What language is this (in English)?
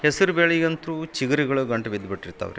Kannada